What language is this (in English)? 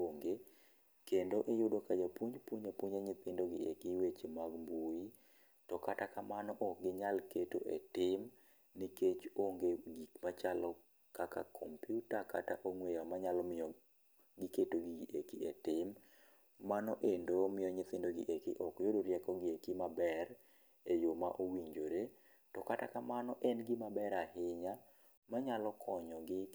Luo (Kenya and Tanzania)